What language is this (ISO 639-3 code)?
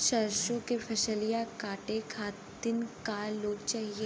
bho